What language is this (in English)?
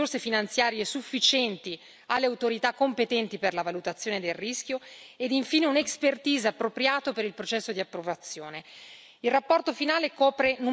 Italian